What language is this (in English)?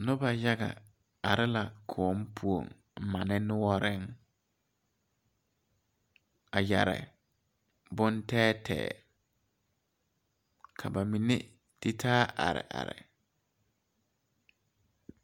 Southern Dagaare